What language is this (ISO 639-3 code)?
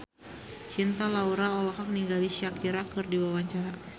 sun